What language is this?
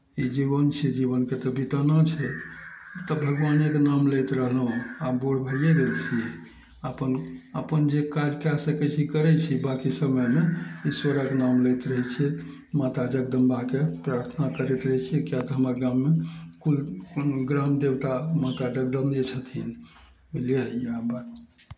Maithili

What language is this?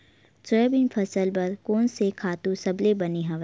Chhattisgarhi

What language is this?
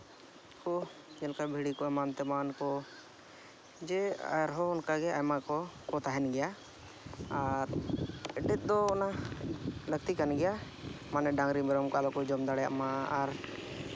Santali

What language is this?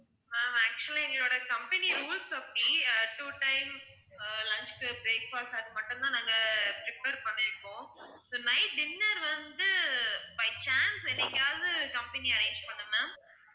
Tamil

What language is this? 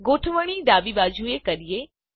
Gujarati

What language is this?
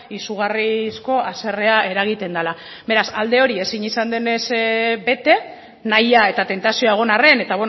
Basque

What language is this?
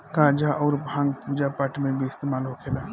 Bhojpuri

